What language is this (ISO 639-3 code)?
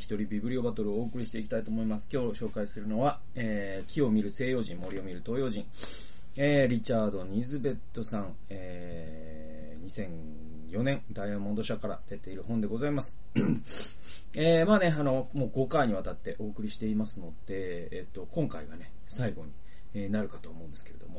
jpn